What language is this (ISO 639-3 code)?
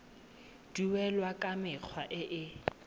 tsn